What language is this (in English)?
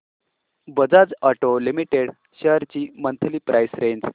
Marathi